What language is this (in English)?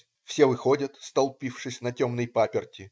Russian